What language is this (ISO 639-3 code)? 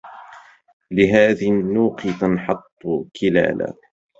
ara